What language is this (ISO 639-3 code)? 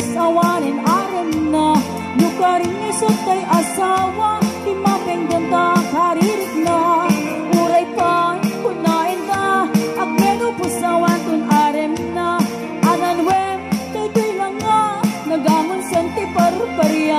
fil